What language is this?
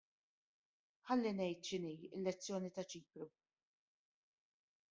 Maltese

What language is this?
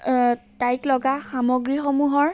Assamese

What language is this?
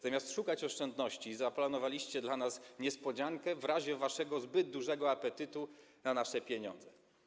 Polish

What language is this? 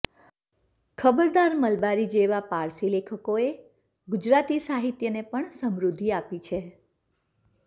Gujarati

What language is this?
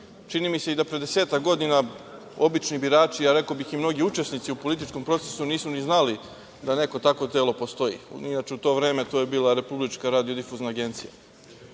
Serbian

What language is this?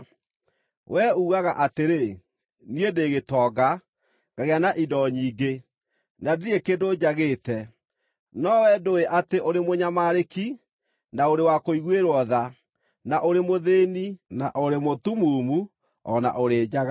Kikuyu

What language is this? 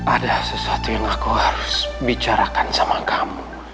Indonesian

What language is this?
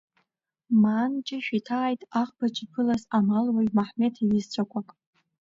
Abkhazian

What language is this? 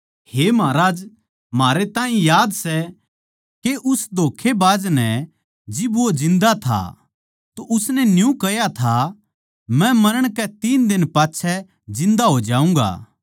Haryanvi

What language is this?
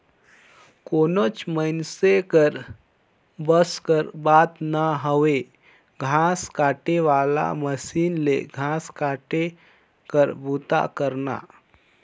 Chhattisgarhi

